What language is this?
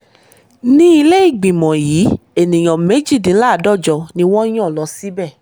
Yoruba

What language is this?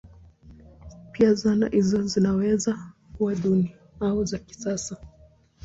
Swahili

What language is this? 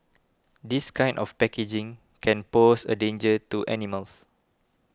English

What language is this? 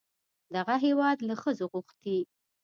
Pashto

